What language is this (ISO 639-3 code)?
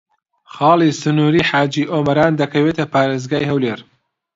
ckb